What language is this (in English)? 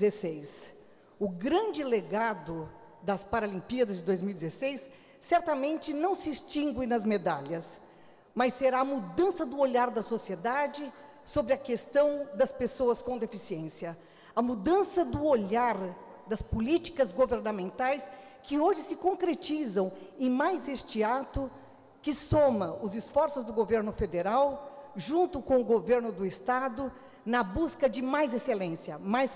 Portuguese